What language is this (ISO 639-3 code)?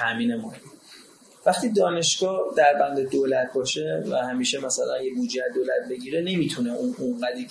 fas